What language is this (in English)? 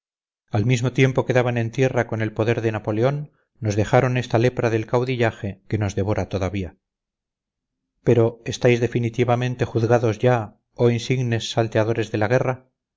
Spanish